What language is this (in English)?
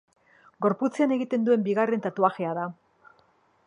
Basque